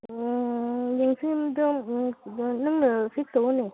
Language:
Manipuri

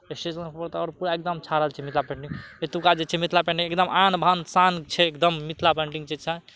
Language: Maithili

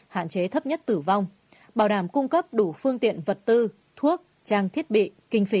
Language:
Vietnamese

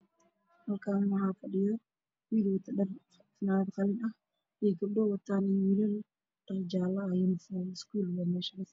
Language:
Somali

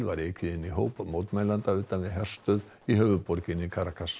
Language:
Icelandic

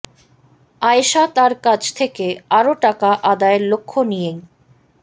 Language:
Bangla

